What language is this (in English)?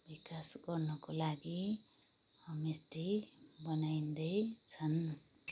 Nepali